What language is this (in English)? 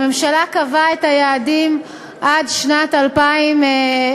Hebrew